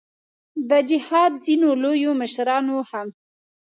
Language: Pashto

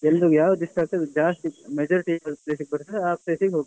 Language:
Kannada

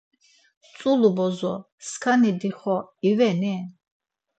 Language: Laz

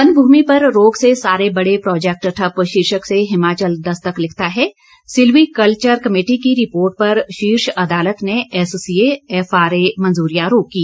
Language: Hindi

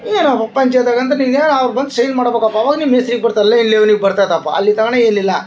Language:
Kannada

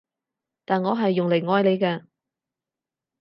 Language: Cantonese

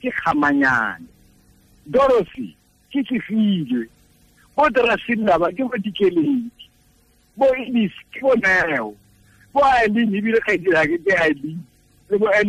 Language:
Filipino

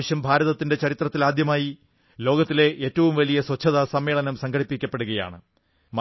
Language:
Malayalam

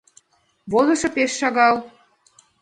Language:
Mari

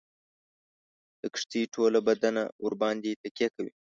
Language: Pashto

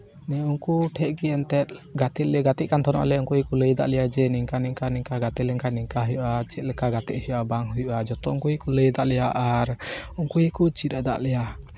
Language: Santali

